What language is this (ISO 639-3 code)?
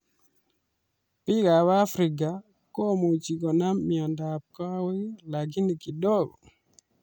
kln